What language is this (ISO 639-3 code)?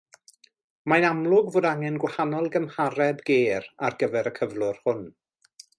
cym